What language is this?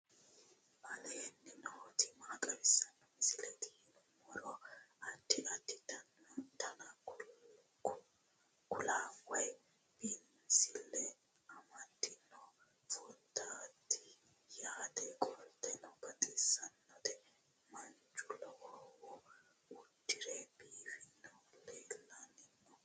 Sidamo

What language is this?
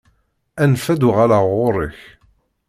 Kabyle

